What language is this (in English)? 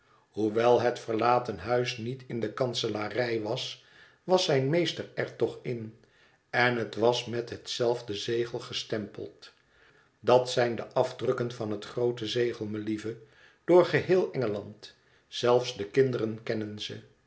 Dutch